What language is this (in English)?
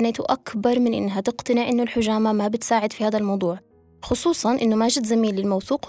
Arabic